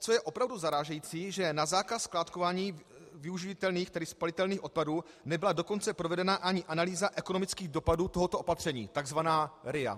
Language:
Czech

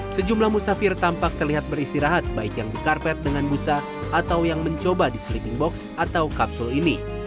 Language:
Indonesian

